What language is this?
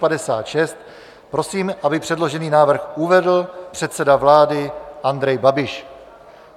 Czech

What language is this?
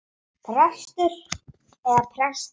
Icelandic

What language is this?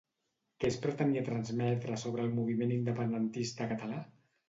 Catalan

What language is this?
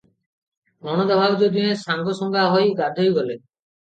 Odia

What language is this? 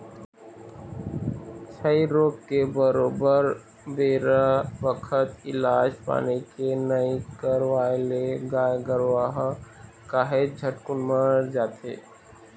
Chhattisgarhi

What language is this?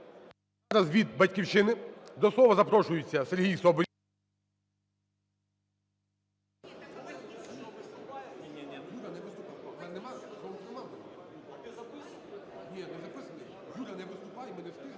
Ukrainian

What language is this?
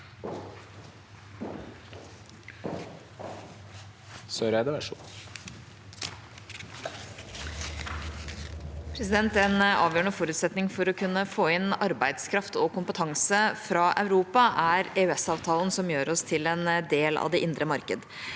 Norwegian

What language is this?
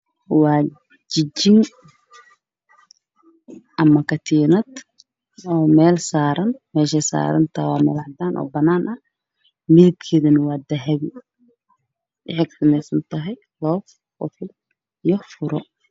Somali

